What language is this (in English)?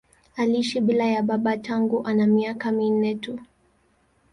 Swahili